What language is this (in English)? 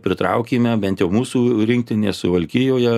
Lithuanian